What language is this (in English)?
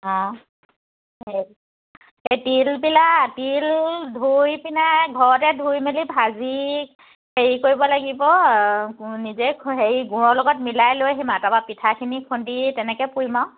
Assamese